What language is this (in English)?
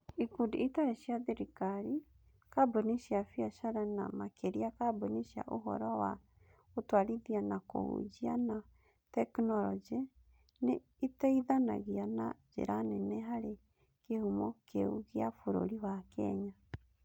Kikuyu